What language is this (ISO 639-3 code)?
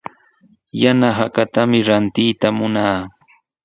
qws